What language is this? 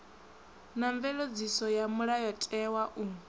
Venda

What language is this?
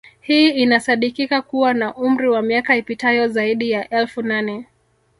Swahili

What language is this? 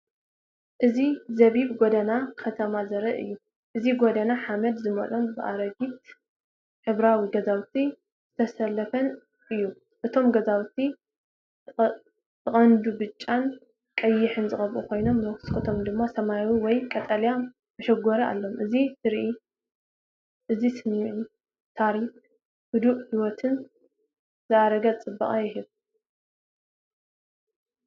Tigrinya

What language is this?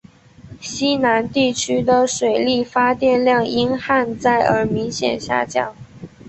Chinese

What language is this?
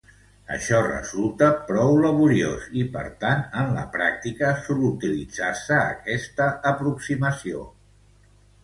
Catalan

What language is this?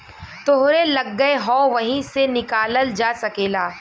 Bhojpuri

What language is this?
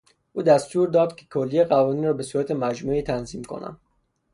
Persian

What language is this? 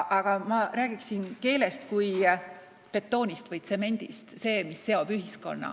Estonian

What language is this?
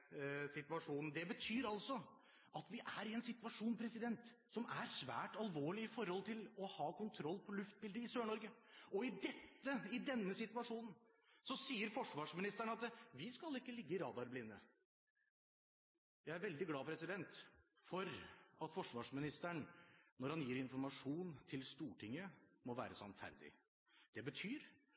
Norwegian Bokmål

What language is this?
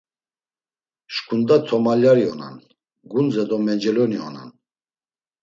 Laz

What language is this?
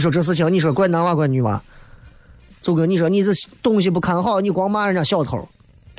Chinese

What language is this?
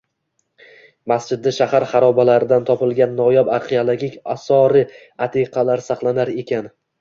Uzbek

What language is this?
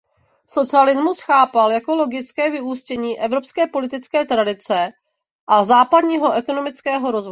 Czech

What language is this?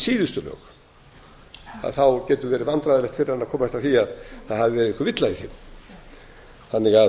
Icelandic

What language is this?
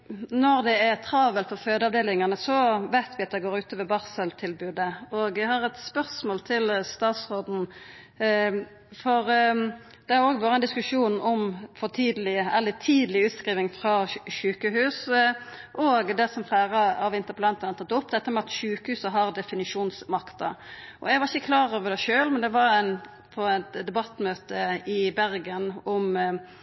Norwegian Nynorsk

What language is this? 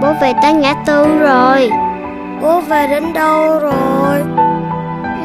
Vietnamese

